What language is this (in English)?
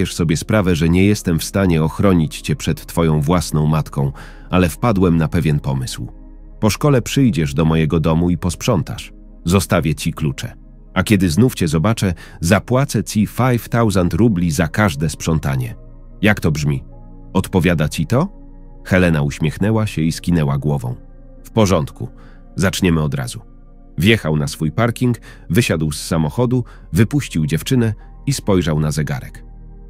Polish